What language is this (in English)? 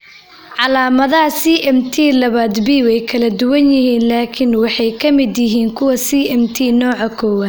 Somali